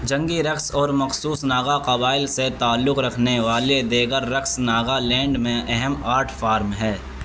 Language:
Urdu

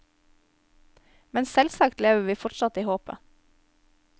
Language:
Norwegian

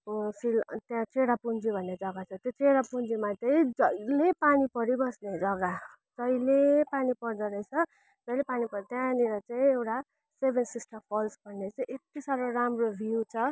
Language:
Nepali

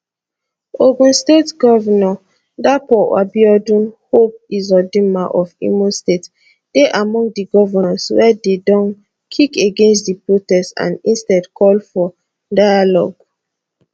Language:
Nigerian Pidgin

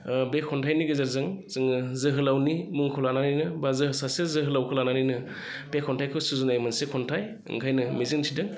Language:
Bodo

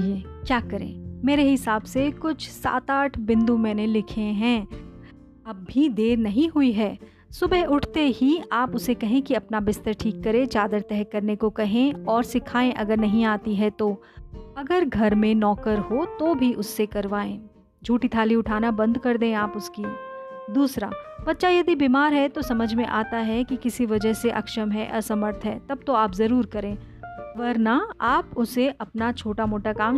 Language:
Hindi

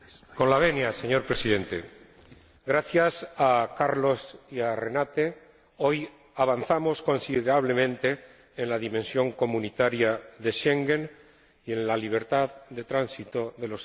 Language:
Spanish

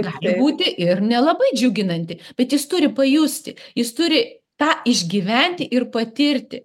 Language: Lithuanian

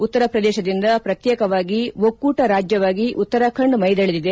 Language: Kannada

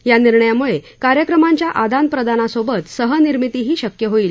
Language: Marathi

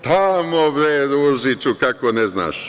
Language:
Serbian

